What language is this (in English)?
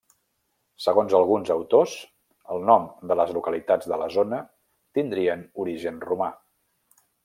Catalan